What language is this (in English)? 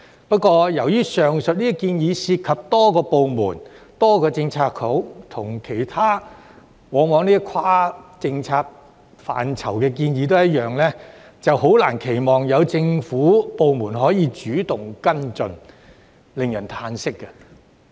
Cantonese